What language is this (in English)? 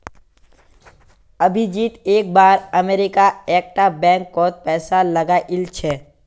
Magahi